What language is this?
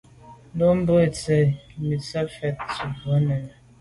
Medumba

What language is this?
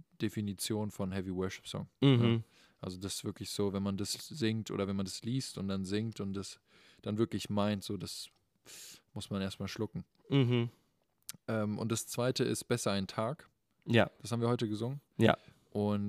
German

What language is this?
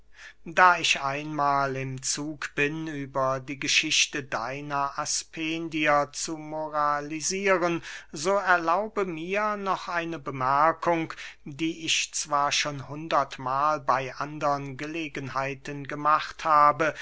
German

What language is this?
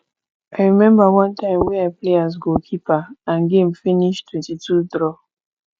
Nigerian Pidgin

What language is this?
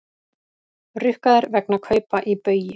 Icelandic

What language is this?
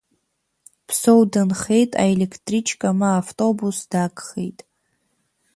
Abkhazian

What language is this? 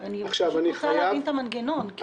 Hebrew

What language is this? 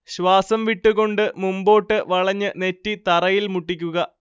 Malayalam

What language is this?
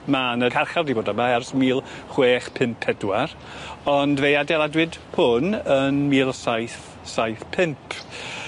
Welsh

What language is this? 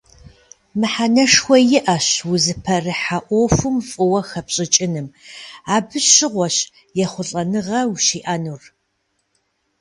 Kabardian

